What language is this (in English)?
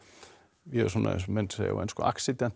Icelandic